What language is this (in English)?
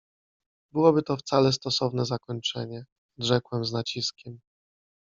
Polish